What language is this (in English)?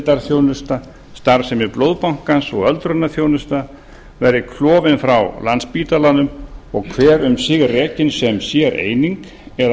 Icelandic